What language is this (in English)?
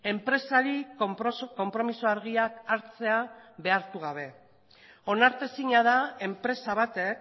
Basque